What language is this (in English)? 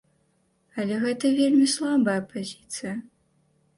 Belarusian